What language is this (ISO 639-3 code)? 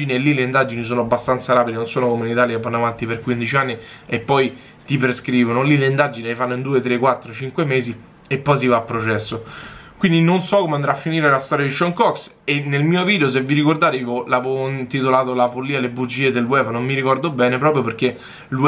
ita